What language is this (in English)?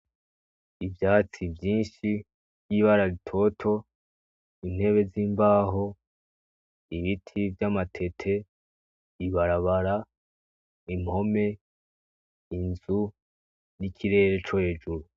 Rundi